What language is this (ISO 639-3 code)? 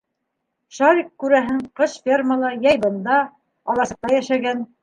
bak